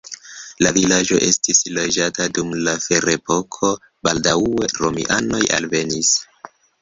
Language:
Esperanto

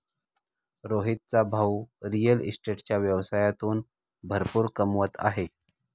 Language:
Marathi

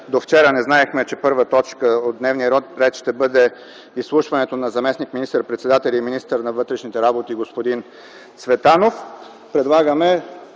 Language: Bulgarian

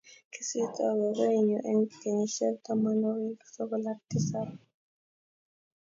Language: Kalenjin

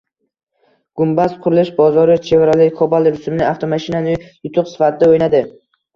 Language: Uzbek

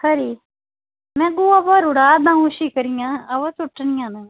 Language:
Dogri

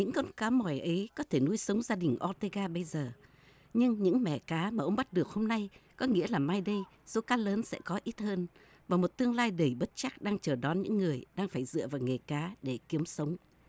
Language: Vietnamese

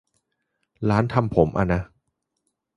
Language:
Thai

